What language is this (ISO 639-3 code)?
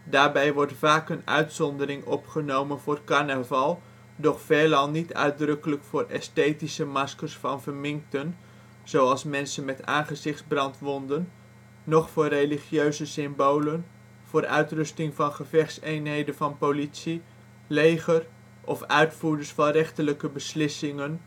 nld